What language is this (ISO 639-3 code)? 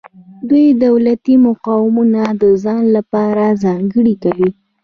pus